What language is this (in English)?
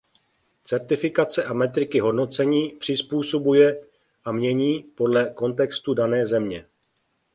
Czech